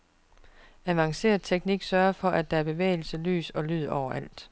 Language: Danish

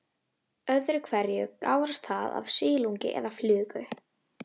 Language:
Icelandic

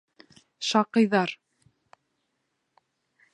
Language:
Bashkir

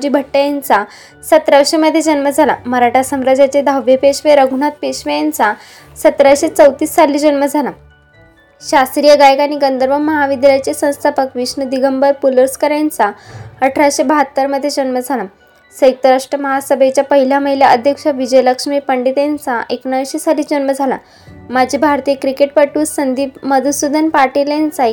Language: Marathi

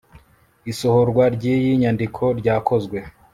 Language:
Kinyarwanda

